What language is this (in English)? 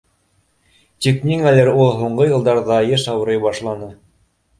Bashkir